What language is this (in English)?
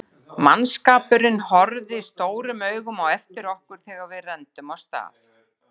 Icelandic